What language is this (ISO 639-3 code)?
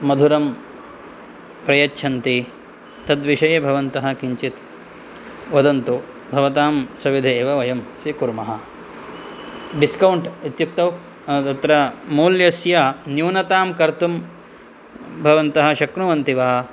san